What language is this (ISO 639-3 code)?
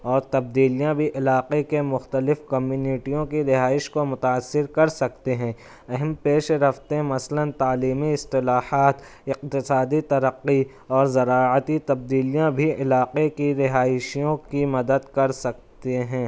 urd